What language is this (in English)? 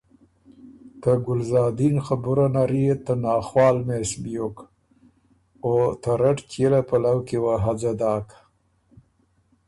Ormuri